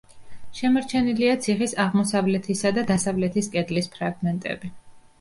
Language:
Georgian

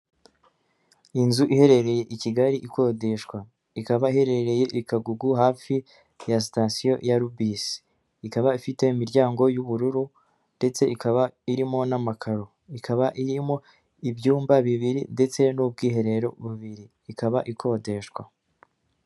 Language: Kinyarwanda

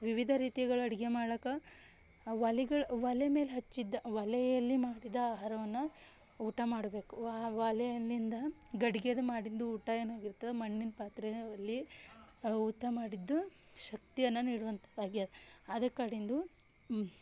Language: Kannada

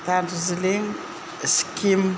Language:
Bodo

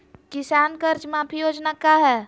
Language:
Magahi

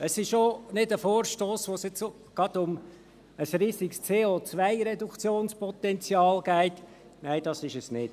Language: Swiss German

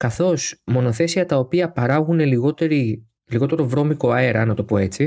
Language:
Greek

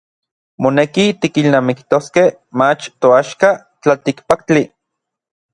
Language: Orizaba Nahuatl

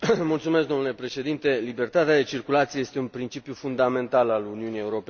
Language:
Romanian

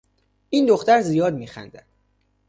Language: Persian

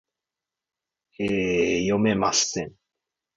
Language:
Japanese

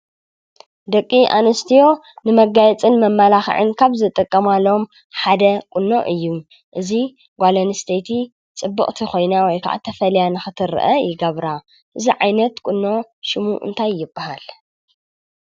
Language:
Tigrinya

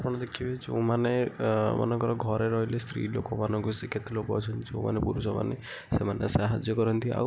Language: Odia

